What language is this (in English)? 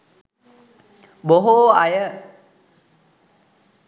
Sinhala